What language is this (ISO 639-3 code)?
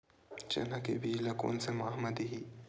hne